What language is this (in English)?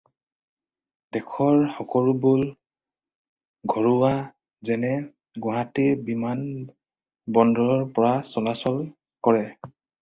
Assamese